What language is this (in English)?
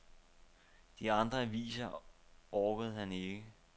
Danish